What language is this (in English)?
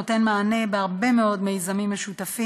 Hebrew